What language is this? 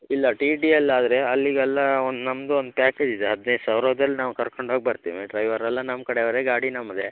Kannada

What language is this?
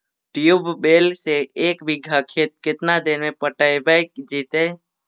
Magahi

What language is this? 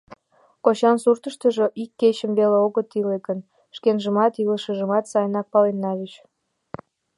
Mari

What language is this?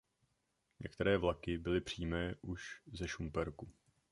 Czech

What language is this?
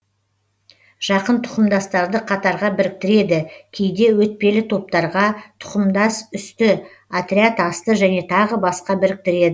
Kazakh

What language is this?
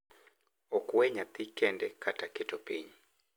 Luo (Kenya and Tanzania)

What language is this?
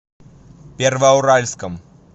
Russian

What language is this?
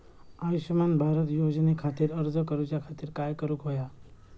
Marathi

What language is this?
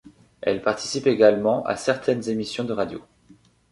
French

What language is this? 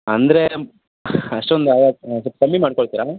Kannada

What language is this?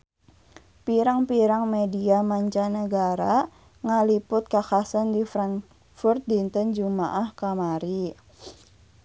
Sundanese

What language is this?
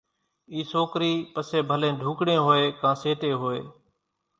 Kachi Koli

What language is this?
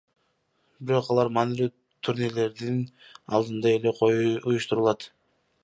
Kyrgyz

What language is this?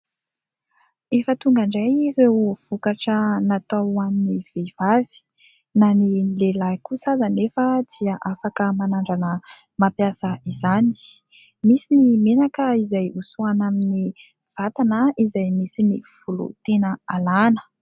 Malagasy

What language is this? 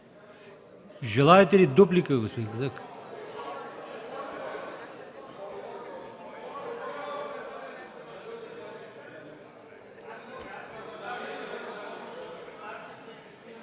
Bulgarian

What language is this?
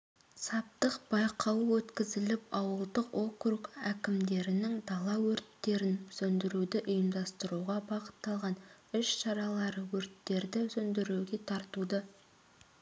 Kazakh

